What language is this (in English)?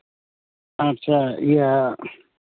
Santali